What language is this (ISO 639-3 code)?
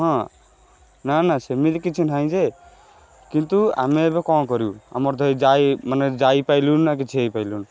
ori